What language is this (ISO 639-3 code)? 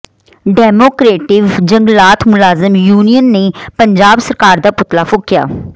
pan